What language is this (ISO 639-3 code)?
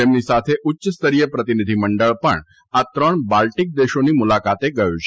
guj